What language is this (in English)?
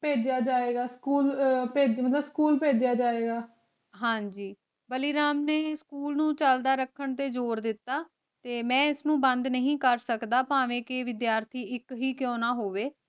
Punjabi